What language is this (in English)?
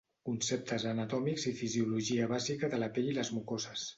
Catalan